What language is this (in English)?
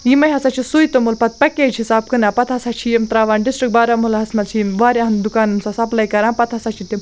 Kashmiri